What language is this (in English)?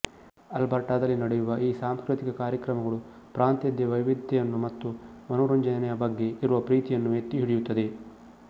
Kannada